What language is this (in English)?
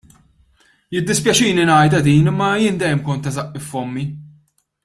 Maltese